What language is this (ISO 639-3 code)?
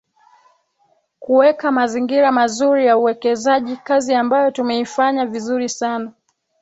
swa